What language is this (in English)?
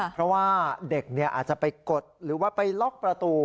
Thai